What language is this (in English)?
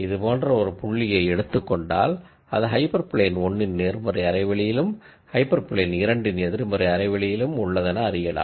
Tamil